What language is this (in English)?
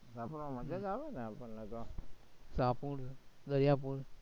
Gujarati